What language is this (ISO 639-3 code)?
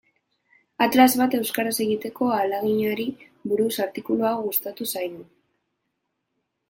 eus